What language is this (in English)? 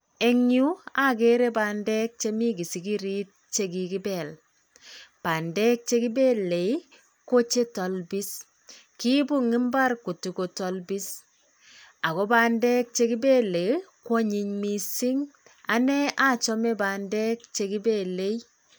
Kalenjin